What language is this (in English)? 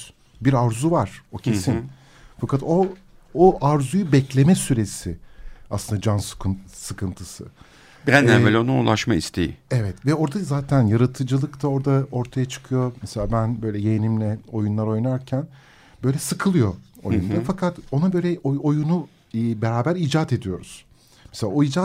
Turkish